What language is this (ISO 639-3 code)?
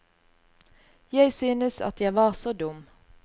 nor